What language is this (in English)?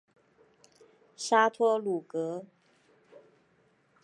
Chinese